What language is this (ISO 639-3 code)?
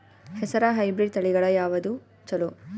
kan